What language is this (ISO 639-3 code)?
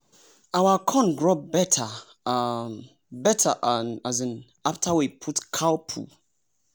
pcm